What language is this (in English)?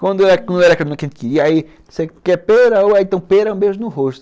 Portuguese